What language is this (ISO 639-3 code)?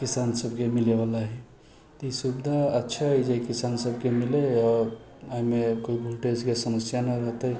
mai